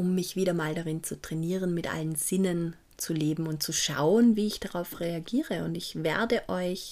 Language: German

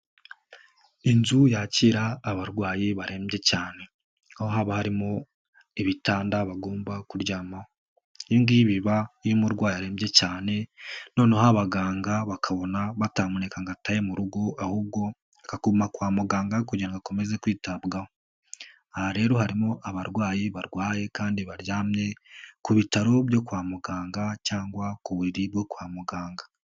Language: Kinyarwanda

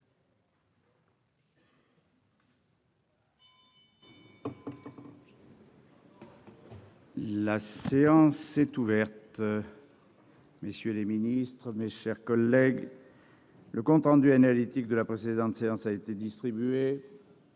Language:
French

